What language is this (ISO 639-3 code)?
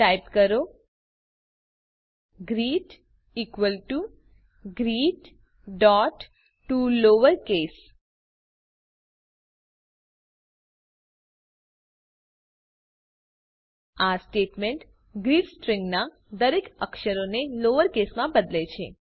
guj